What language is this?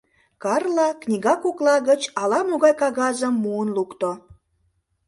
Mari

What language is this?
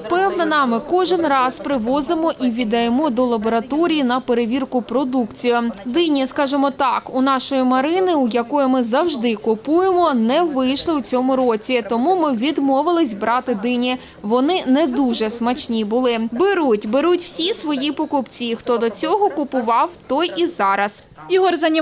Ukrainian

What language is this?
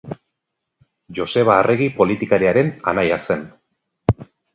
Basque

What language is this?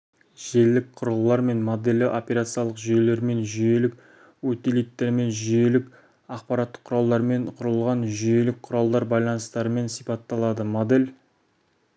Kazakh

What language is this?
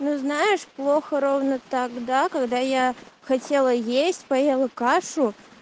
Russian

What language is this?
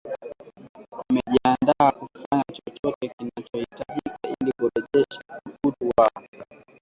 Swahili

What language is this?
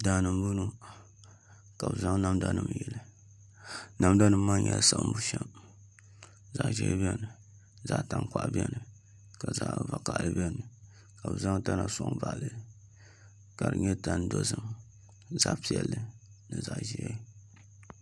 Dagbani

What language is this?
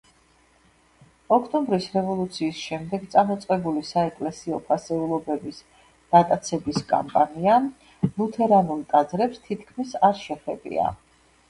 Georgian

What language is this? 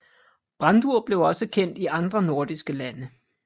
Danish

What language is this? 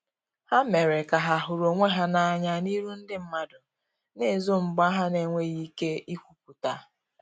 Igbo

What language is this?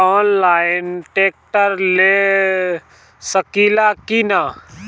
Bhojpuri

